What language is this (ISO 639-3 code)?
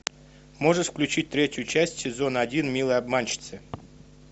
rus